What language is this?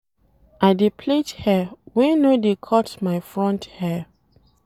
Nigerian Pidgin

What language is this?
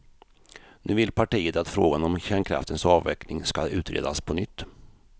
Swedish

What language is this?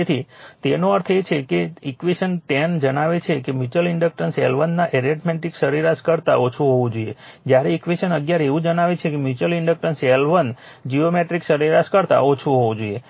Gujarati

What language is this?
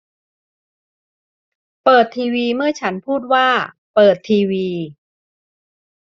Thai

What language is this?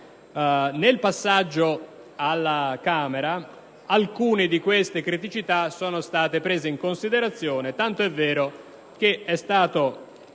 Italian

